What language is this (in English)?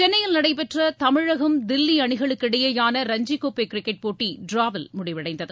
Tamil